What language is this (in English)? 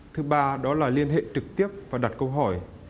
Vietnamese